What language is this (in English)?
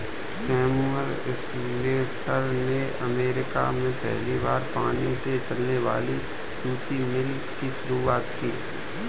Hindi